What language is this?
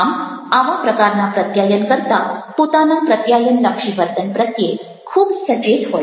Gujarati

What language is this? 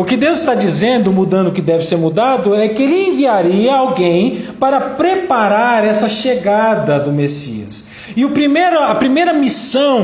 Portuguese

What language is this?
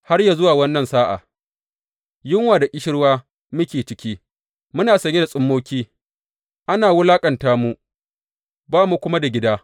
Hausa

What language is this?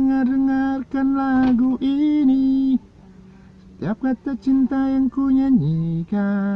Indonesian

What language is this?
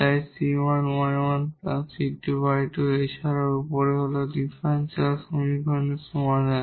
Bangla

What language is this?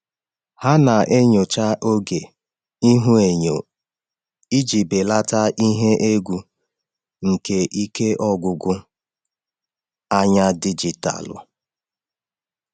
Igbo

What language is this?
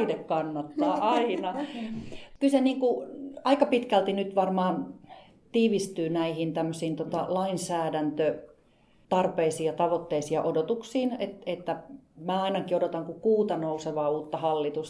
Finnish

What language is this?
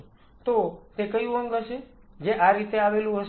Gujarati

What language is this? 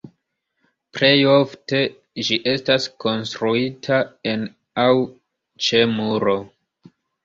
Esperanto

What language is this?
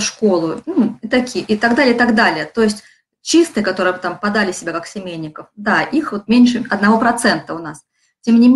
Russian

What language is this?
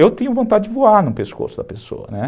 Portuguese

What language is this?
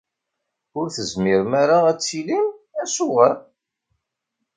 Kabyle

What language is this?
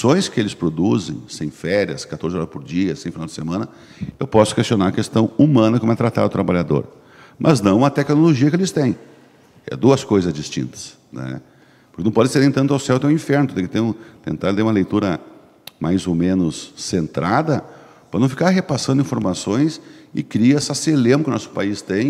Portuguese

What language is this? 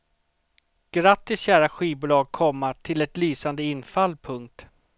Swedish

